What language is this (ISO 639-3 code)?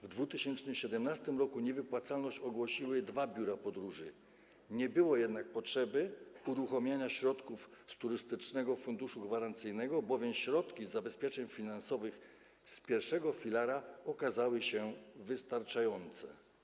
pol